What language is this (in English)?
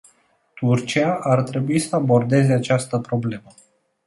Romanian